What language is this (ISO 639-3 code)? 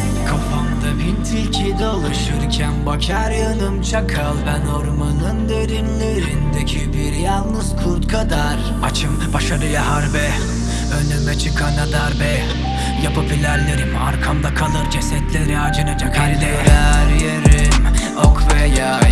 tur